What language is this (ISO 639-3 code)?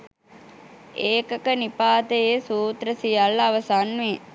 sin